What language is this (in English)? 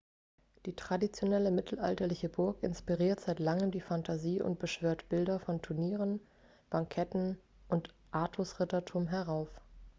German